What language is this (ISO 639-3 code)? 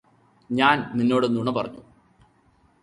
mal